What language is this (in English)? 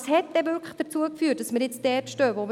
Swiss German